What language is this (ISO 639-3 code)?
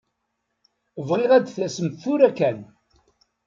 kab